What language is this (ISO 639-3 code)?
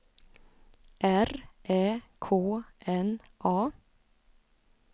swe